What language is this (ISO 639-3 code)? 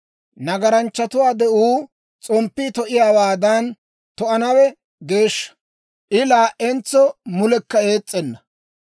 dwr